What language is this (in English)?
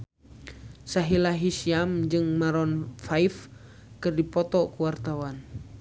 Sundanese